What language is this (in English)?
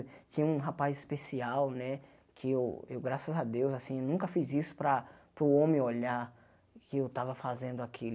Portuguese